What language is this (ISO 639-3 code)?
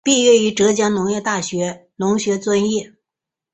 zho